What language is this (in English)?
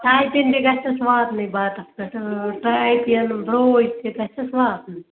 Kashmiri